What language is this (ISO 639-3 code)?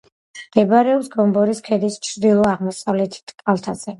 kat